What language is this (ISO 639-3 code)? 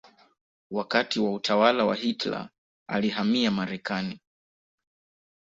swa